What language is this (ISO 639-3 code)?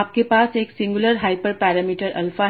hin